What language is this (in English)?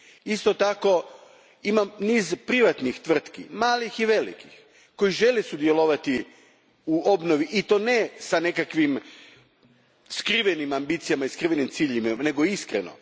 Croatian